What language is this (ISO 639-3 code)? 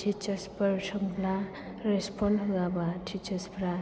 brx